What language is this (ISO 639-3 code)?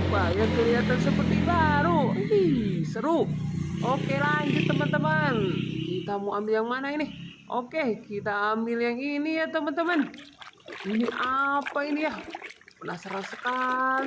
ind